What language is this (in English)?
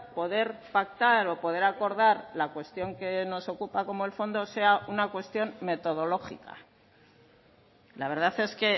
Spanish